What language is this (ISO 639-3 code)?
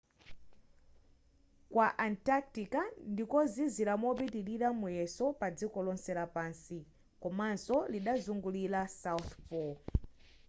nya